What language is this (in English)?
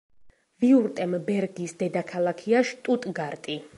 Georgian